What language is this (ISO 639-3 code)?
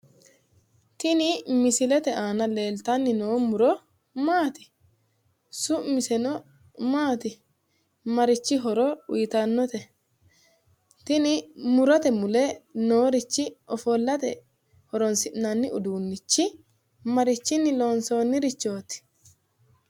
sid